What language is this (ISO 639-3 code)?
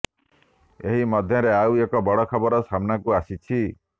ori